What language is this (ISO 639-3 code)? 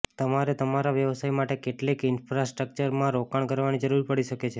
guj